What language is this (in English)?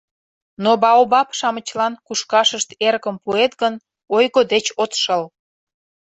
Mari